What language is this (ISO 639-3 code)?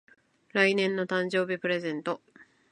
jpn